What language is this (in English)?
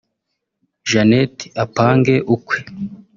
Kinyarwanda